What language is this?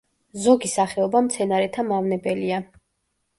Georgian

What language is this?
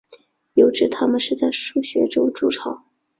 Chinese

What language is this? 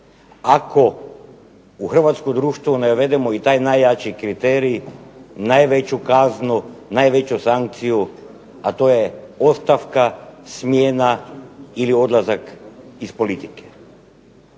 Croatian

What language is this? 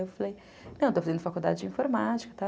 Portuguese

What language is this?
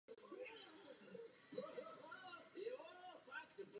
Czech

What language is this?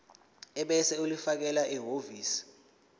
Zulu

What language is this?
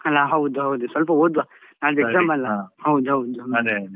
Kannada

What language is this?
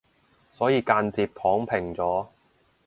Cantonese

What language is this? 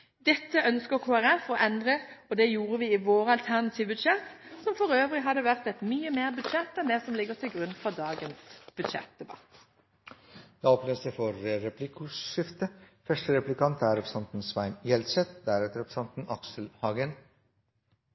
Norwegian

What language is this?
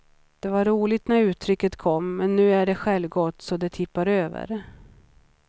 Swedish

